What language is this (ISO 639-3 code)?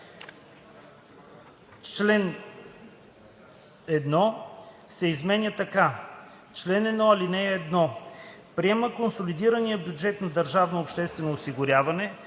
bul